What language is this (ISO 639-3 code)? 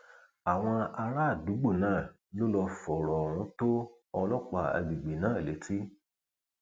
yor